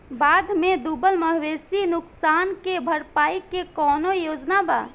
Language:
Bhojpuri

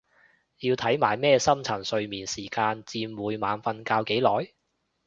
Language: Cantonese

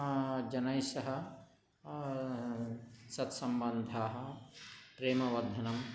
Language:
Sanskrit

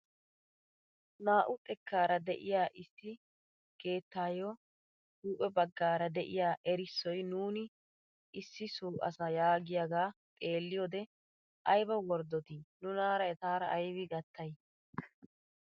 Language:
Wolaytta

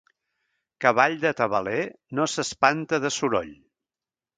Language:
Catalan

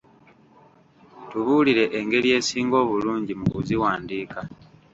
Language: Ganda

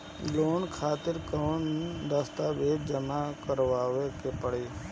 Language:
Bhojpuri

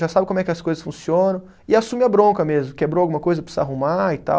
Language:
Portuguese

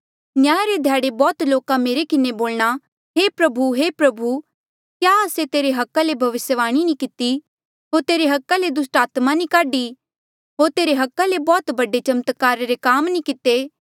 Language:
Mandeali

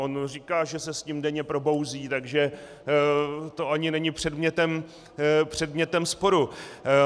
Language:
Czech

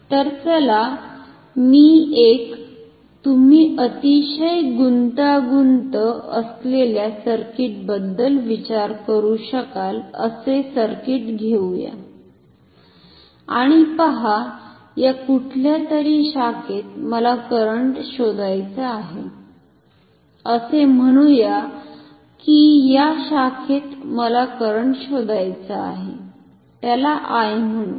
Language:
Marathi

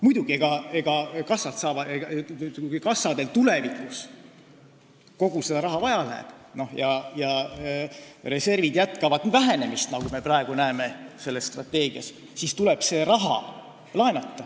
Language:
Estonian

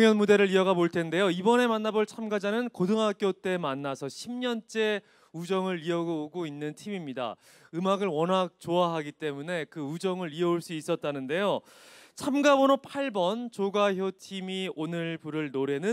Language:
Korean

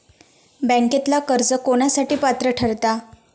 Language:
Marathi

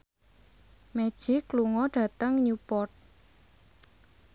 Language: Javanese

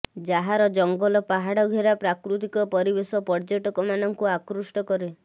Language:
Odia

